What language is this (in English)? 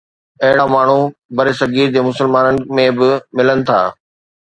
Sindhi